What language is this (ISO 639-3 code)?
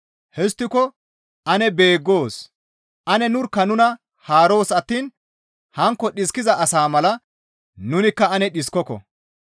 gmv